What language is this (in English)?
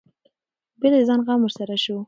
Pashto